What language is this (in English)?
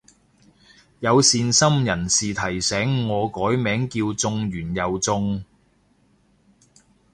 Cantonese